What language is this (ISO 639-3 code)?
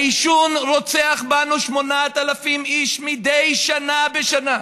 heb